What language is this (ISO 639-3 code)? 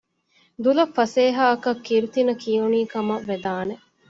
div